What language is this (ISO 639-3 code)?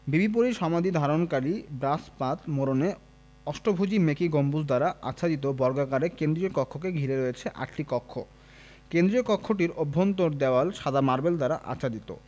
ben